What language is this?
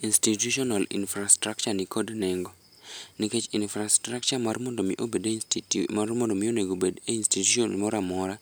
Luo (Kenya and Tanzania)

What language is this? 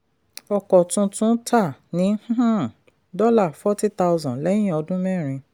Yoruba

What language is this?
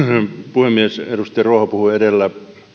Finnish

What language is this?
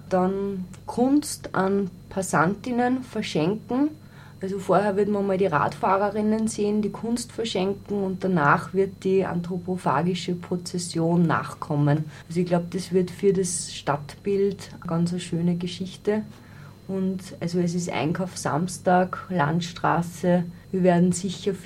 German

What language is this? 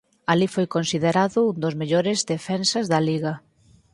Galician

